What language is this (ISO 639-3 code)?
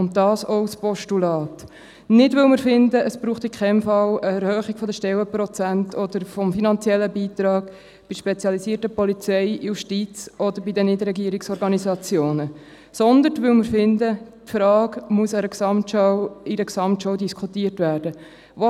gsw